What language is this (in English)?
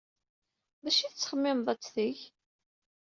Kabyle